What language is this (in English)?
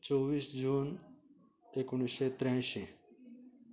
Konkani